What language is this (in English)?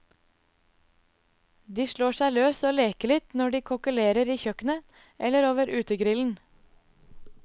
Norwegian